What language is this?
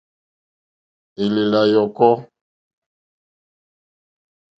Mokpwe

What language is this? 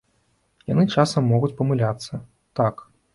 Belarusian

